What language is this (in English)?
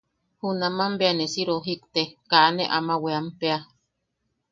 Yaqui